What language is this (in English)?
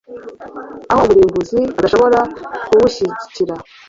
Kinyarwanda